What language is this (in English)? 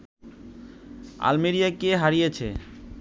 Bangla